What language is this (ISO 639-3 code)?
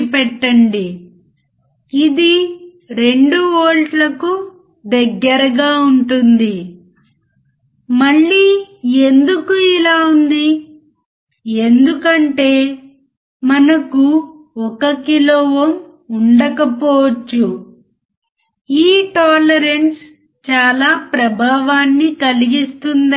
tel